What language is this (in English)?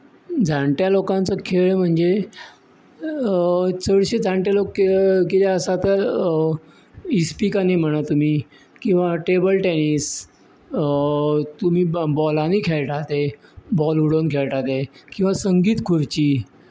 Konkani